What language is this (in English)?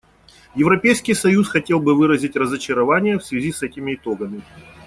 Russian